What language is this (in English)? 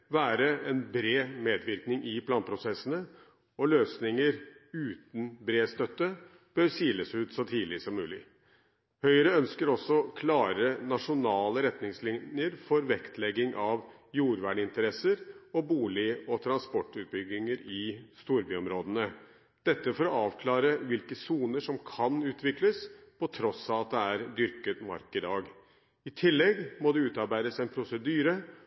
Norwegian Bokmål